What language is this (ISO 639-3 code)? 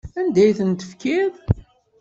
kab